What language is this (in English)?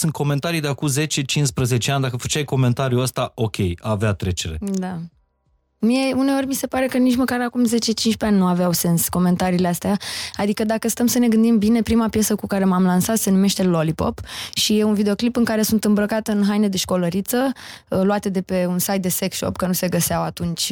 Romanian